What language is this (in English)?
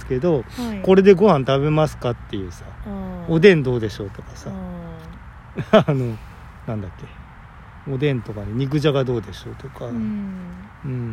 Japanese